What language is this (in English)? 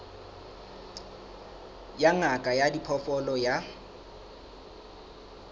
Southern Sotho